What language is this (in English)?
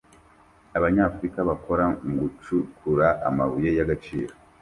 Kinyarwanda